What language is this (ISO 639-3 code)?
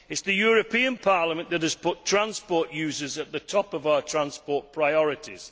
eng